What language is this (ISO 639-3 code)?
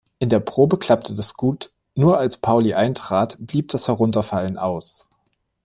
deu